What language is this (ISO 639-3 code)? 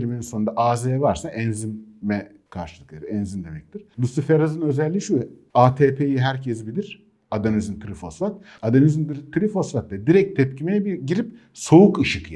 tur